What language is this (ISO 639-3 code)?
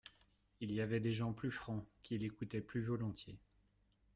fra